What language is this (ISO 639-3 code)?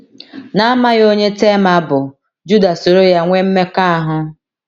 ibo